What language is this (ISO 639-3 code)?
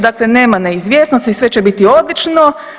hrv